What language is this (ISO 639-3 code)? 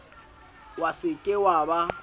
sot